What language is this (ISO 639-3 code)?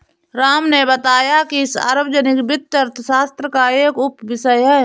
hin